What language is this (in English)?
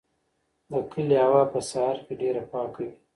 Pashto